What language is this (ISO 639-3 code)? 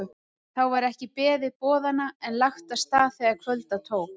isl